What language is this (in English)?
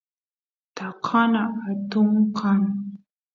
Santiago del Estero Quichua